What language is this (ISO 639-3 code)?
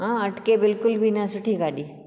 snd